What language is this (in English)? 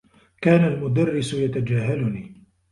Arabic